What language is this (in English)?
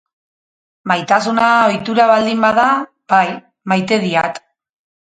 Basque